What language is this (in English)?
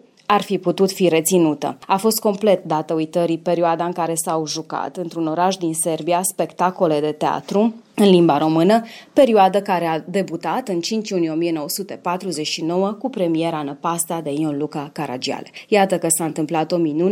Romanian